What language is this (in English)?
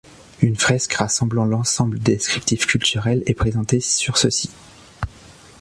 French